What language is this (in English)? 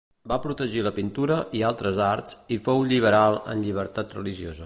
Catalan